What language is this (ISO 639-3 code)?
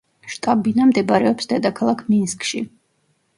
kat